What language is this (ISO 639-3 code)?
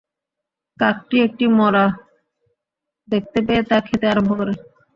ben